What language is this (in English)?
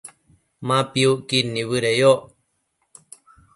Matsés